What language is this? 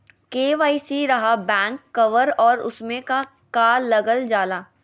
Magahi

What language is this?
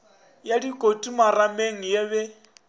Northern Sotho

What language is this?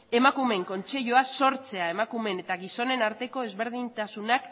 Basque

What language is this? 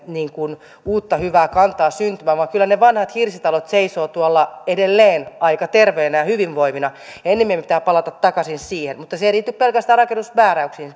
Finnish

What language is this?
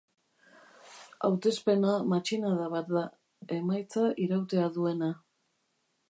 Basque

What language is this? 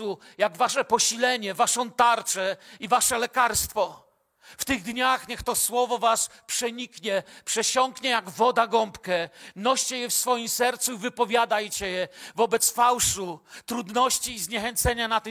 Polish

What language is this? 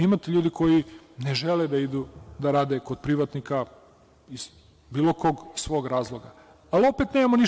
Serbian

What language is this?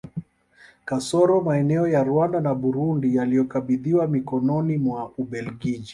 Swahili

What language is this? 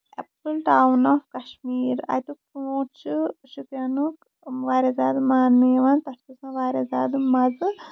Kashmiri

